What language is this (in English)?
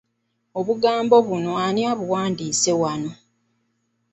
Ganda